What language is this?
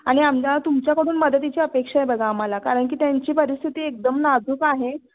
Marathi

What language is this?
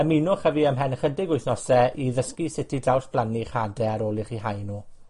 Welsh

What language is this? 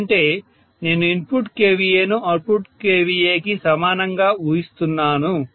Telugu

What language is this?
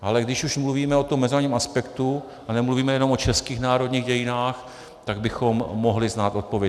Czech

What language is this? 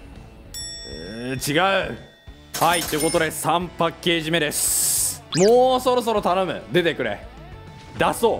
Japanese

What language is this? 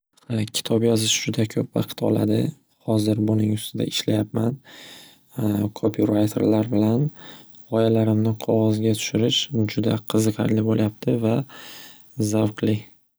Uzbek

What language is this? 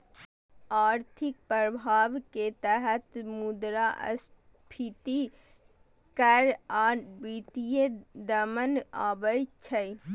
Maithili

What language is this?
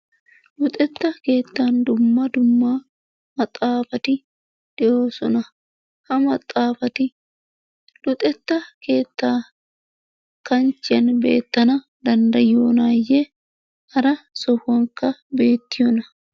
Wolaytta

